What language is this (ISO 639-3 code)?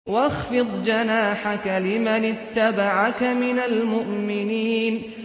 ara